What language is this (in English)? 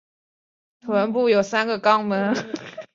Chinese